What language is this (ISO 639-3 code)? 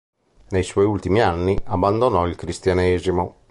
ita